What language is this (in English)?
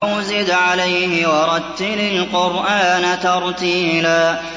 Arabic